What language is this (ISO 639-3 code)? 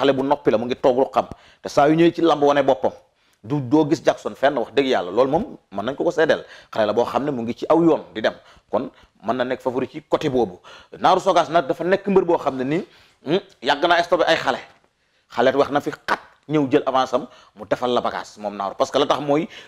ind